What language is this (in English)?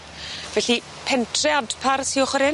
Welsh